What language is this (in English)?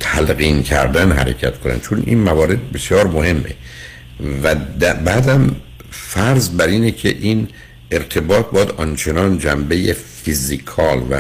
Persian